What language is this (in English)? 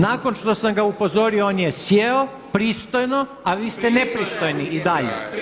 Croatian